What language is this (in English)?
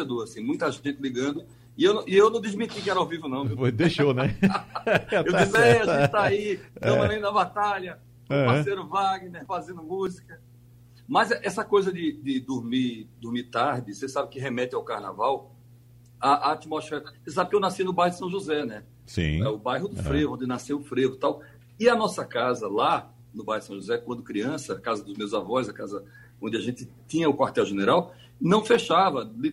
Portuguese